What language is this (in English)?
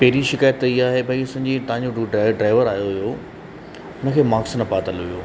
Sindhi